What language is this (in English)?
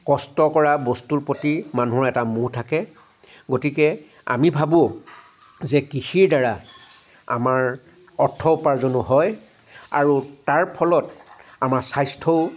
Assamese